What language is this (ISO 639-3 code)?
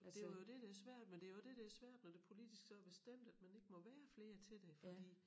dan